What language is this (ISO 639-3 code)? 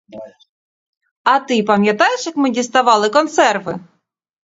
ukr